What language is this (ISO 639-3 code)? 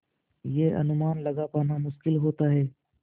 hin